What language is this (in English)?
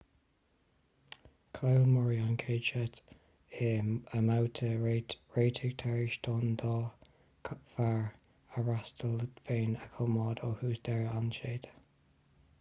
Irish